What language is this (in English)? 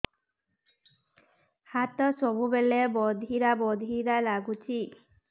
Odia